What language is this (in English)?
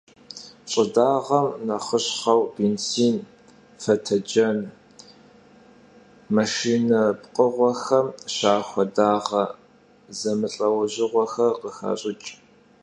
Kabardian